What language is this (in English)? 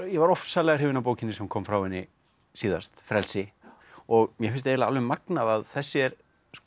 Icelandic